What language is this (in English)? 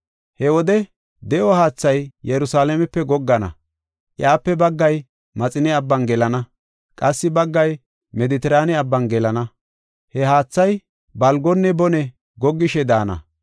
Gofa